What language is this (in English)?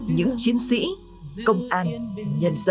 Vietnamese